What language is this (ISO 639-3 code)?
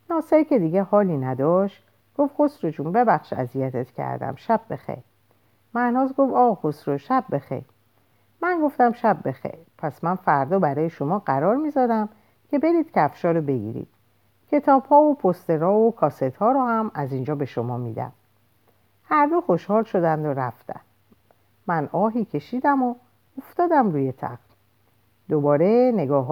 fas